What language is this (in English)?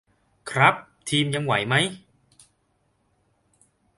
Thai